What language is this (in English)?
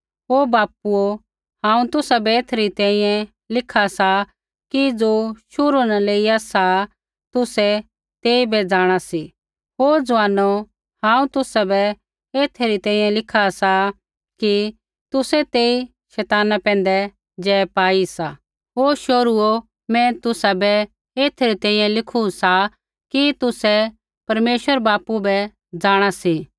Kullu Pahari